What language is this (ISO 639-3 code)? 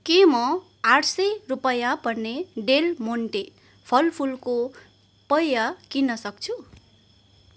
nep